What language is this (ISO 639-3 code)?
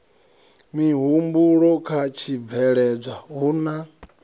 ven